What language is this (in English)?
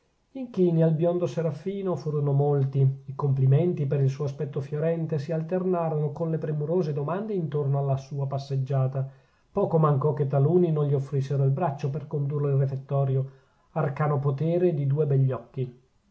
Italian